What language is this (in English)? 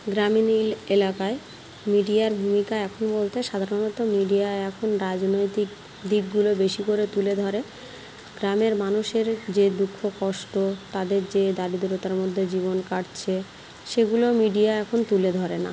Bangla